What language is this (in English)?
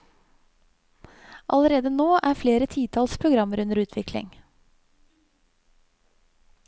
Norwegian